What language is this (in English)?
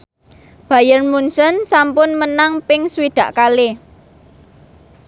Javanese